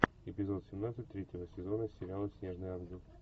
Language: Russian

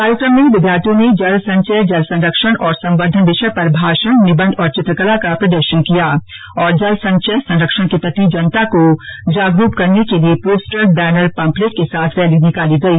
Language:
Hindi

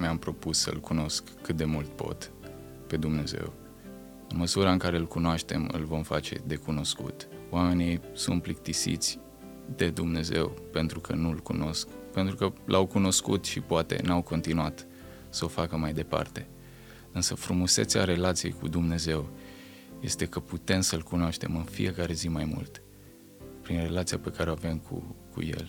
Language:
Romanian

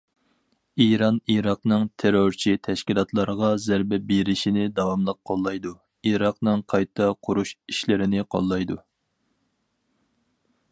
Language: Uyghur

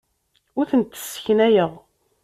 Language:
Kabyle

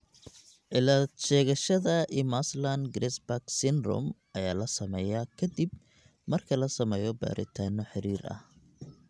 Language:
Somali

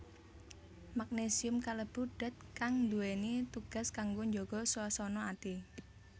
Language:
Javanese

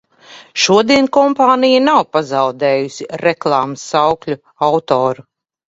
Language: Latvian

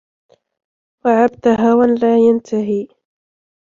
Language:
Arabic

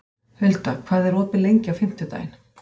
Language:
Icelandic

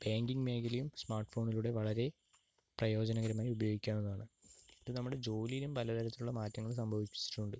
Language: Malayalam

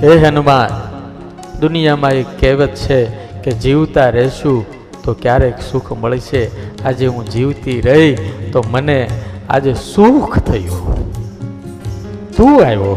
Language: Gujarati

